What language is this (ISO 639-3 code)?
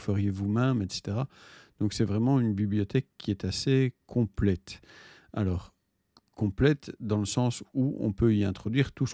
fra